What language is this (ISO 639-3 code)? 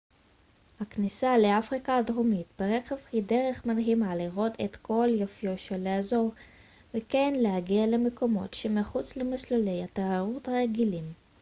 heb